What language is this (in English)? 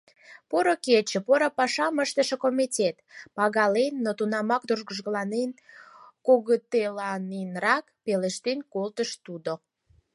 Mari